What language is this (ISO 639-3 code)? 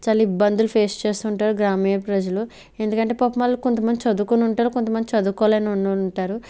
tel